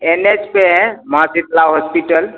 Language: Hindi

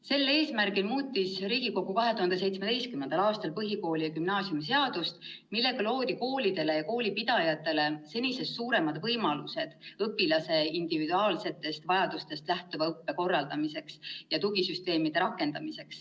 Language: Estonian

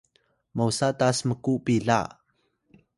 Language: Atayal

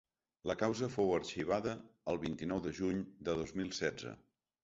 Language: Catalan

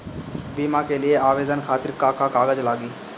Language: Bhojpuri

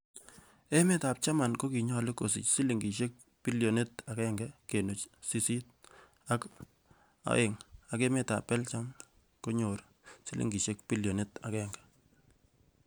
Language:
Kalenjin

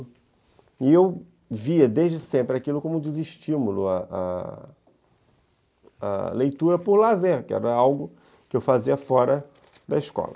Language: Portuguese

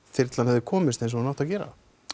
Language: Icelandic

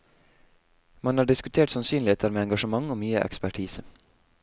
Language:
Norwegian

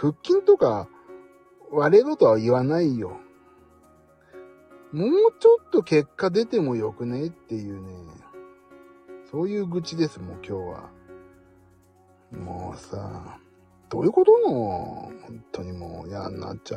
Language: Japanese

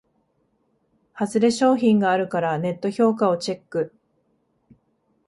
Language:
Japanese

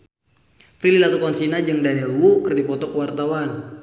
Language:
Sundanese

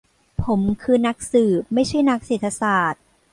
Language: Thai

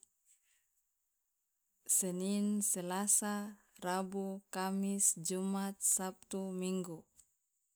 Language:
Loloda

